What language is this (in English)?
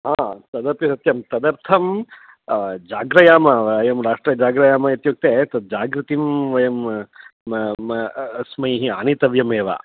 Sanskrit